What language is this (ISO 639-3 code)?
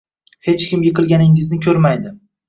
uzb